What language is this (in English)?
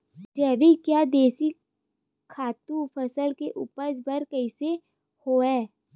Chhattisgarhi